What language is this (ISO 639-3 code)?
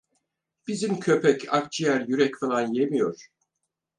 tur